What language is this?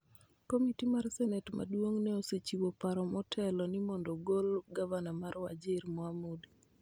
Luo (Kenya and Tanzania)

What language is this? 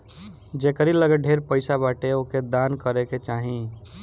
Bhojpuri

